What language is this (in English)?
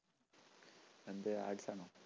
Malayalam